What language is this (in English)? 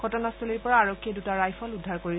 Assamese